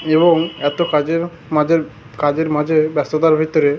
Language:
Bangla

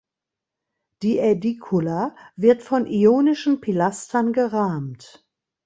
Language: German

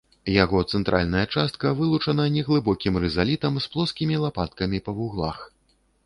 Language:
Belarusian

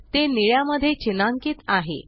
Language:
Marathi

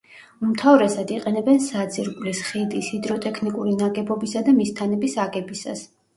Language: Georgian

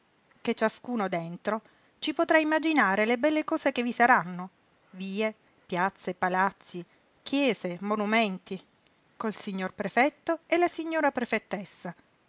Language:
Italian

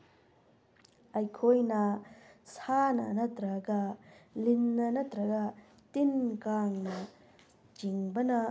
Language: Manipuri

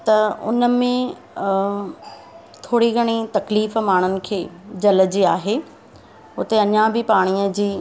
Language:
Sindhi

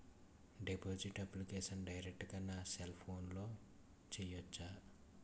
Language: Telugu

